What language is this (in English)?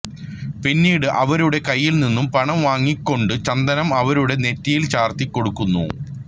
Malayalam